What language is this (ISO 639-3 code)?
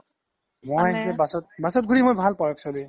asm